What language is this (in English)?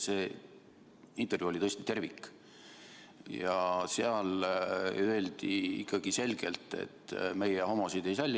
Estonian